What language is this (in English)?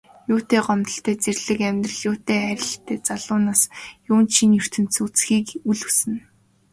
Mongolian